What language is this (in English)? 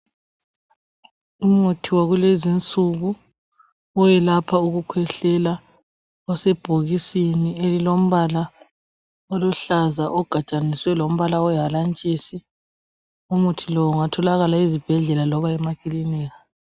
North Ndebele